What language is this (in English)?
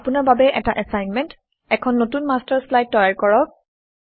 Assamese